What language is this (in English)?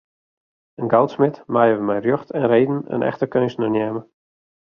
Western Frisian